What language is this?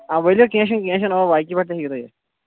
Kashmiri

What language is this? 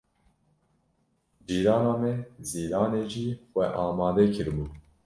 Kurdish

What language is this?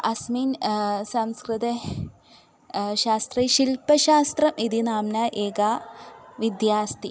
Sanskrit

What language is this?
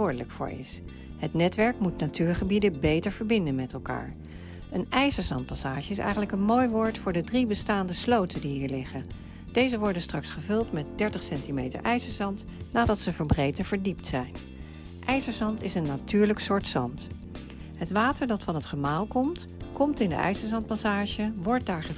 Dutch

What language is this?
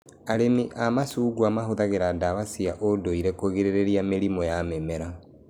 Kikuyu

